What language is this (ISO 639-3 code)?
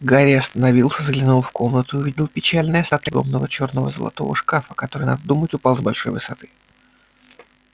rus